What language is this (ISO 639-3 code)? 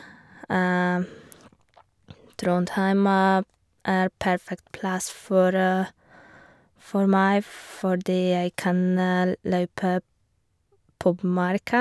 nor